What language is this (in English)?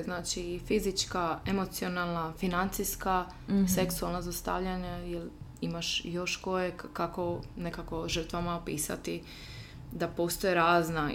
Croatian